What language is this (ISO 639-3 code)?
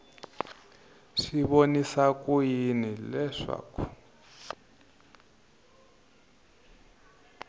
tso